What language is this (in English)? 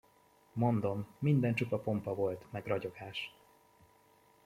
Hungarian